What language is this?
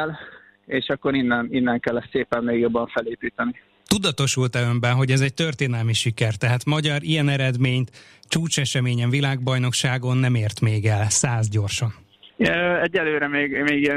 Hungarian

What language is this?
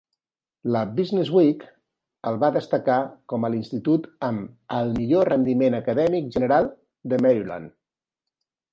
Catalan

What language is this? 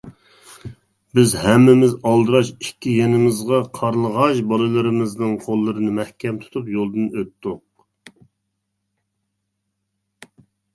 Uyghur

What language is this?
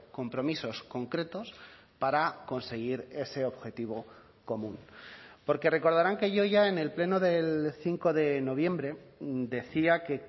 Spanish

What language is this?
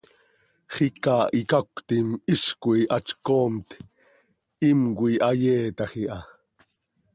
Seri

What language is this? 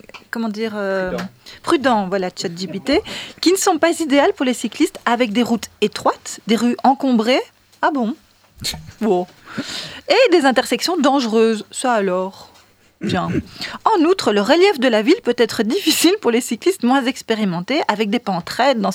French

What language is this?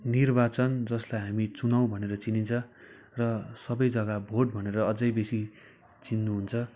Nepali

